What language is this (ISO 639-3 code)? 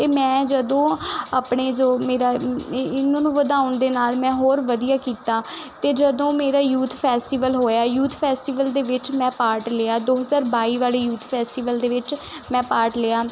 pan